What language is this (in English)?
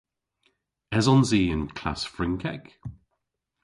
Cornish